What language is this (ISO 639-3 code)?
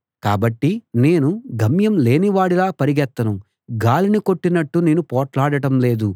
tel